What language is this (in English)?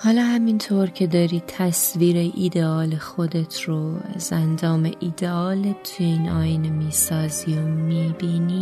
Persian